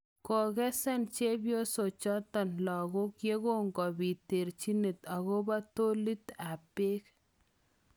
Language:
Kalenjin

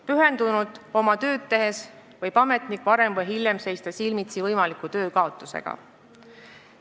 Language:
Estonian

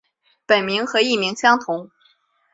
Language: Chinese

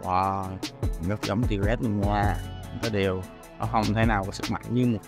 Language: Vietnamese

